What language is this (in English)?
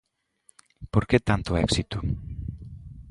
Galician